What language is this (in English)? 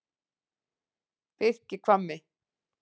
Icelandic